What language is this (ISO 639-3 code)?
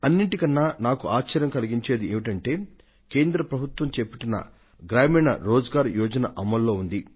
tel